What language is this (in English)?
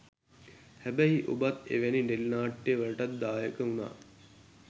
Sinhala